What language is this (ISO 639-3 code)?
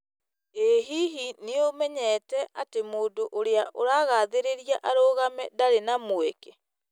kik